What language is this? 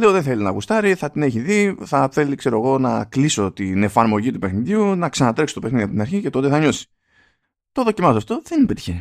Greek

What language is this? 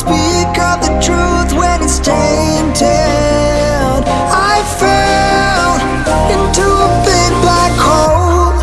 English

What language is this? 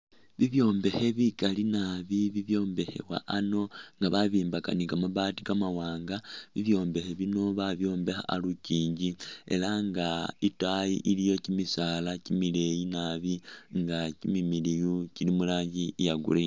Masaaba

